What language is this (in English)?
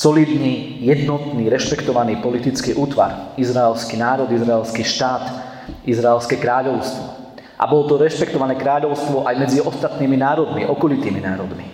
Slovak